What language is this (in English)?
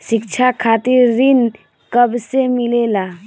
Bhojpuri